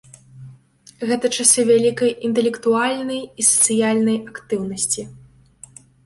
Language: Belarusian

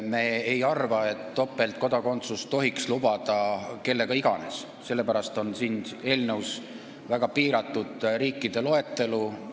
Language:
Estonian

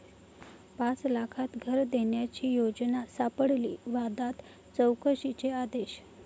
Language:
Marathi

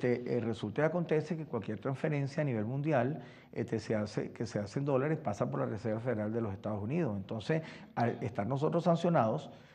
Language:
Spanish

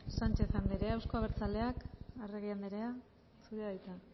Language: Basque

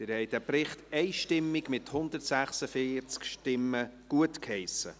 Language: Swiss German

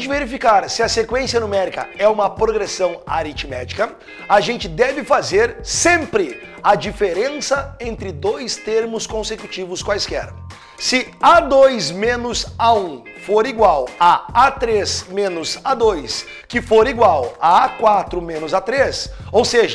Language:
Portuguese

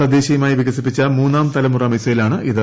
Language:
Malayalam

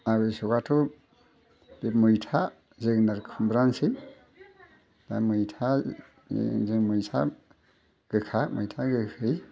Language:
Bodo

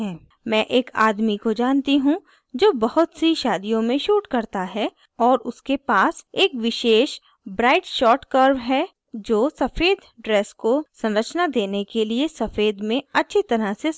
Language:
Hindi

